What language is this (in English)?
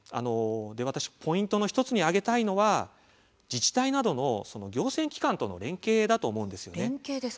Japanese